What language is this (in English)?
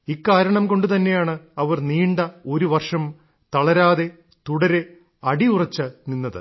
Malayalam